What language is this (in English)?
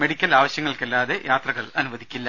Malayalam